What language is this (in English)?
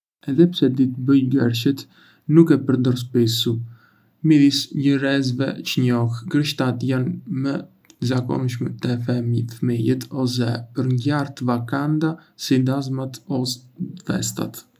Arbëreshë Albanian